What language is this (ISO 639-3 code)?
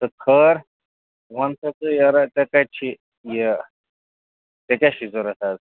kas